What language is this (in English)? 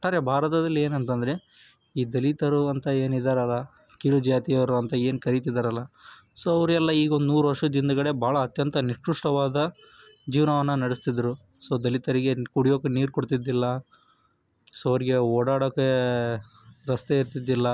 Kannada